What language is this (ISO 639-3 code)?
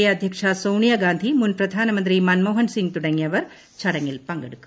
mal